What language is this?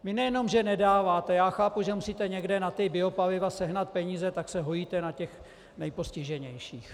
Czech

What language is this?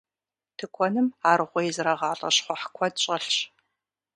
Kabardian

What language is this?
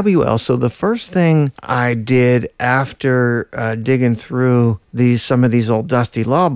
English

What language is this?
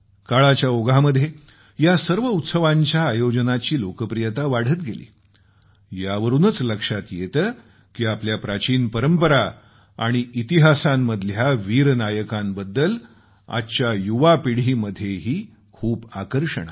Marathi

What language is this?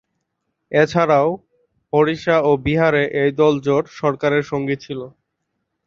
Bangla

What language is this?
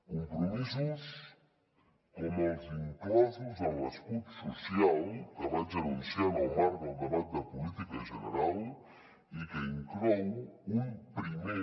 Catalan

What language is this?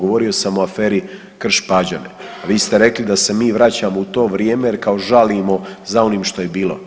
Croatian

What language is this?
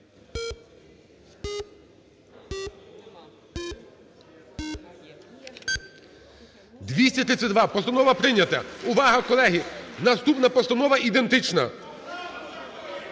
Ukrainian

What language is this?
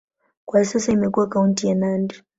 Swahili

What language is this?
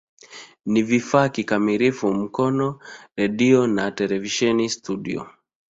Swahili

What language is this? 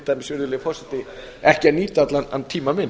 Icelandic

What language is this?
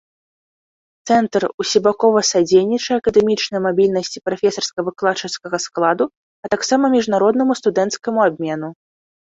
Belarusian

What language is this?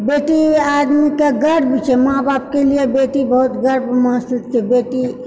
Maithili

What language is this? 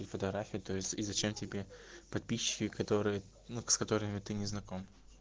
Russian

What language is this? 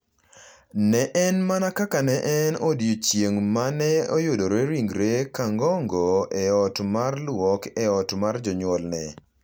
Luo (Kenya and Tanzania)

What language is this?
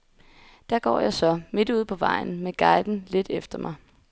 Danish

